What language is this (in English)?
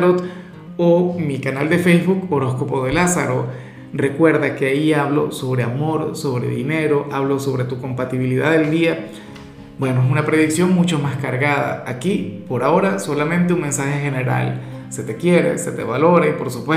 Spanish